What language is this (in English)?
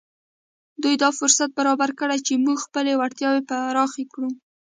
Pashto